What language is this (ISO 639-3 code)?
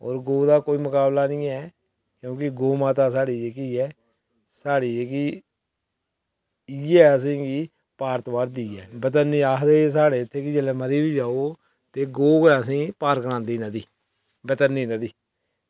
doi